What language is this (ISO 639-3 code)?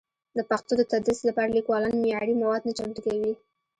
pus